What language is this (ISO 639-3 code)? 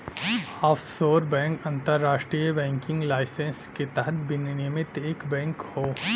bho